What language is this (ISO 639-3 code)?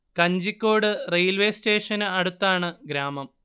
mal